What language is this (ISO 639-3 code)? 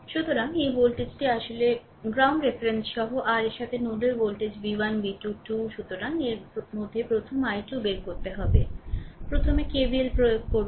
ben